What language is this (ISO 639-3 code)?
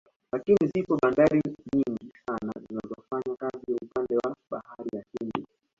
swa